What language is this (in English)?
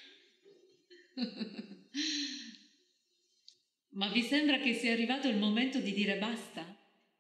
Italian